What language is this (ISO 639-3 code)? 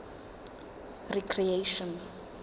sot